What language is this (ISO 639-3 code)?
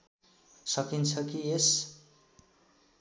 nep